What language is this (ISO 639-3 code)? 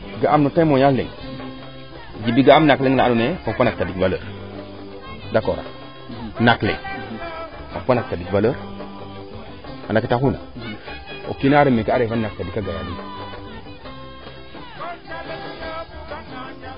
srr